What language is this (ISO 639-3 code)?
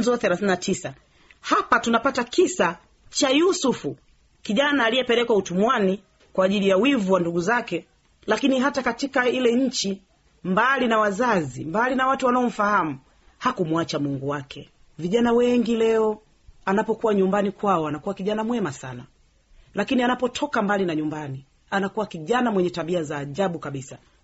swa